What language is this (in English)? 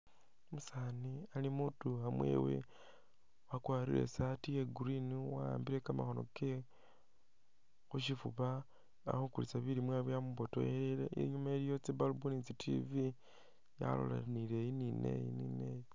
Masaaba